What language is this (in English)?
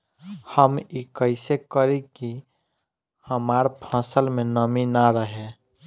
Bhojpuri